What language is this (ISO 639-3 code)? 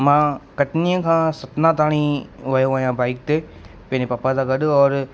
snd